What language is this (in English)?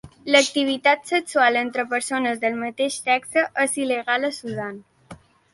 Catalan